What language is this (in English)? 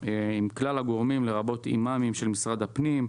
Hebrew